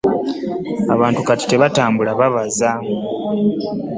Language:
Ganda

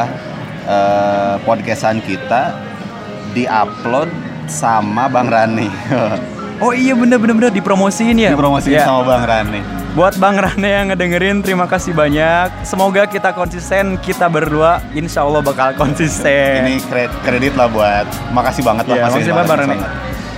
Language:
Indonesian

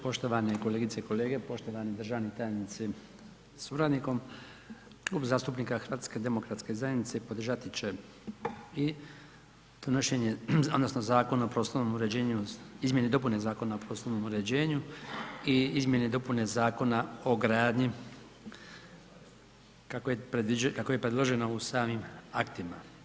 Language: Croatian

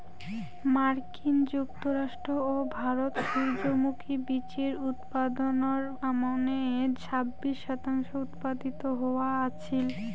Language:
Bangla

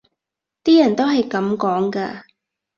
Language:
Cantonese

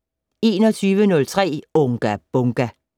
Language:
Danish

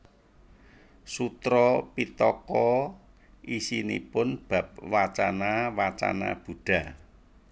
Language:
Javanese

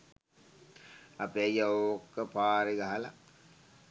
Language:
Sinhala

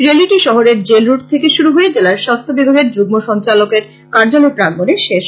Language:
Bangla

